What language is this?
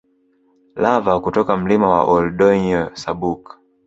Swahili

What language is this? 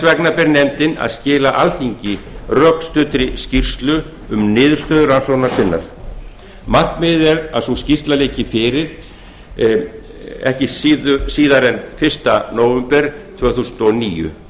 Icelandic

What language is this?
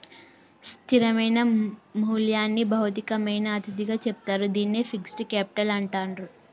Telugu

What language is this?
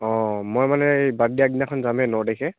Assamese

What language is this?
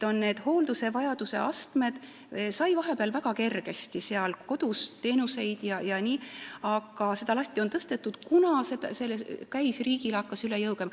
Estonian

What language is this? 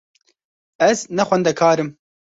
Kurdish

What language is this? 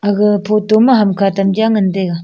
Wancho Naga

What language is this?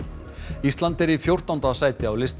Icelandic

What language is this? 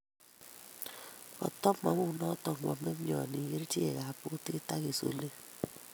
Kalenjin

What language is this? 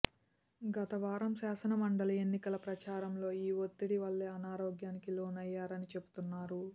Telugu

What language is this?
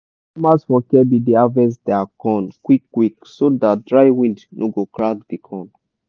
Nigerian Pidgin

